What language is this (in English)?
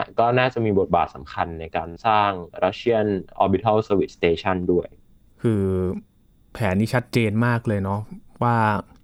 Thai